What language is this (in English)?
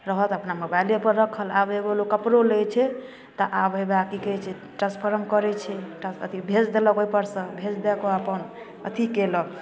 Maithili